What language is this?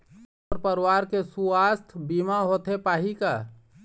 Chhattisgarhi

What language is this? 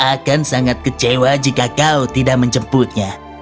Indonesian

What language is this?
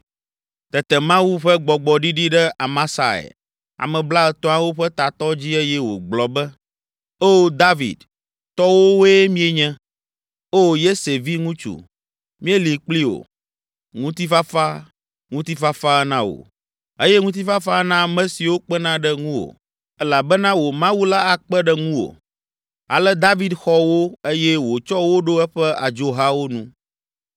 Ewe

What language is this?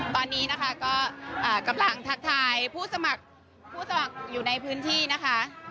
Thai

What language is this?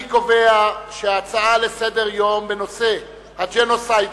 Hebrew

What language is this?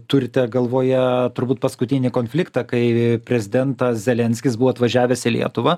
Lithuanian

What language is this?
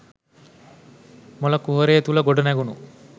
Sinhala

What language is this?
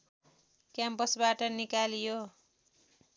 Nepali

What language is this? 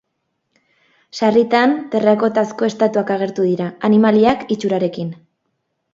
Basque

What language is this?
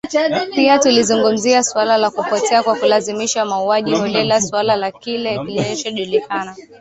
Swahili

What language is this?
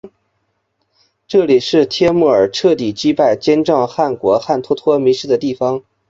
Chinese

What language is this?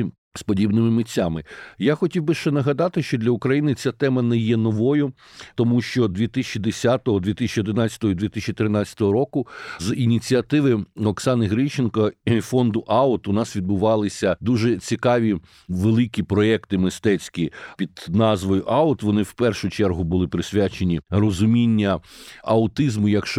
Ukrainian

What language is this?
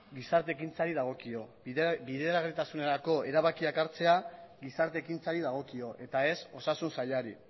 Basque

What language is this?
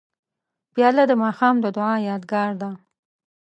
Pashto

